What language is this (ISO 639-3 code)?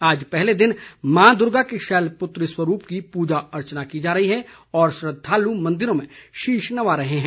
hin